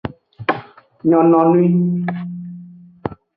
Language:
Aja (Benin)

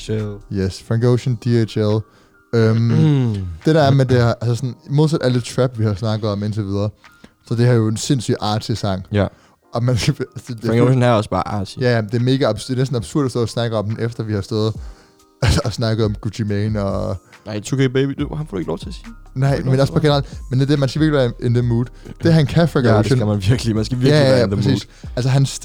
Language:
Danish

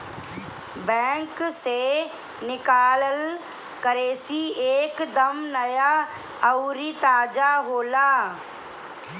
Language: Bhojpuri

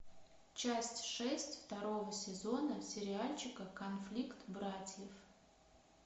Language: Russian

